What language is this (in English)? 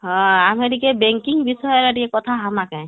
Odia